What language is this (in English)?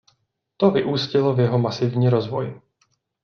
Czech